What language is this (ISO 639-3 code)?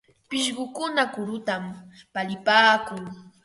qva